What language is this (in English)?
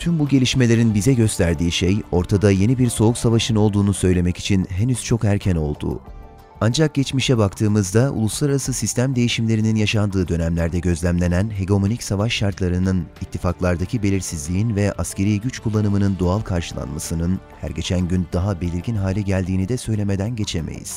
Turkish